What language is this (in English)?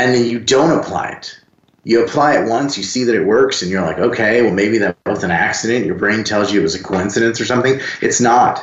English